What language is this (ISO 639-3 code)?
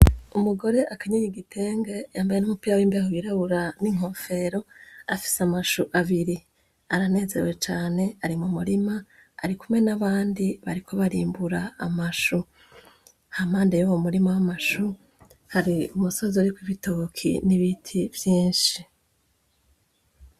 run